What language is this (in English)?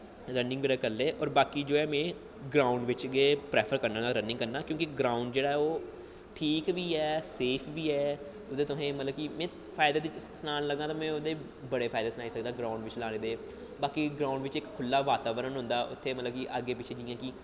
Dogri